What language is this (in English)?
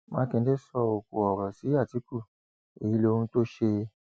Yoruba